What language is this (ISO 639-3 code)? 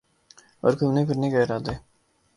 urd